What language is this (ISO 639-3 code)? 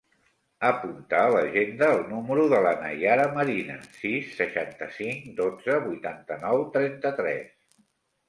cat